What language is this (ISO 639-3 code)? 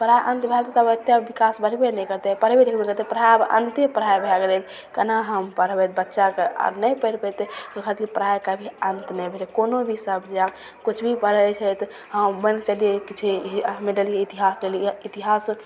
mai